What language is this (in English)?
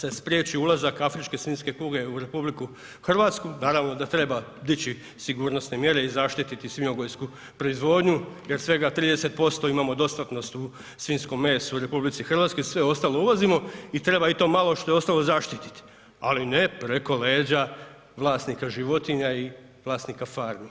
Croatian